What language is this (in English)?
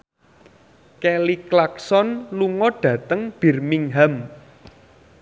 Javanese